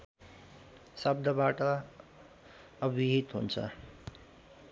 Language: Nepali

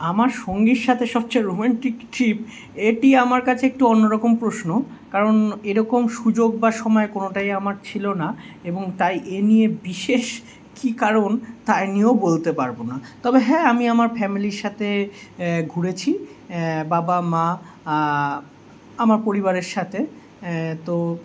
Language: Bangla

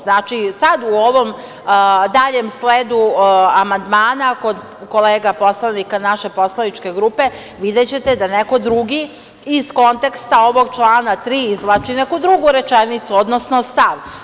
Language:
Serbian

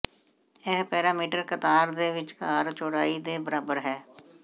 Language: Punjabi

